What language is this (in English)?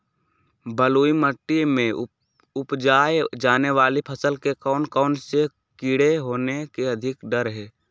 Magahi